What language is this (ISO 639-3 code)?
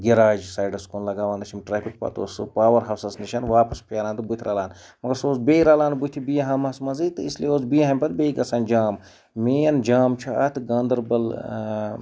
kas